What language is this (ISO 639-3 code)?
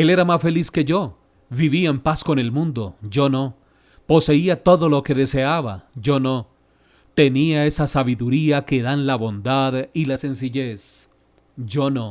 spa